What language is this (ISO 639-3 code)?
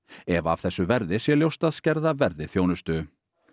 isl